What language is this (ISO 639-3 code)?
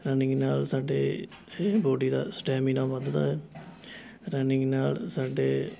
pan